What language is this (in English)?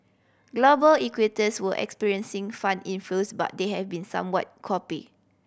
English